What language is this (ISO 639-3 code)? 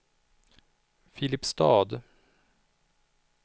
swe